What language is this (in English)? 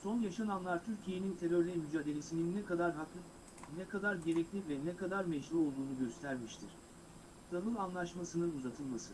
Turkish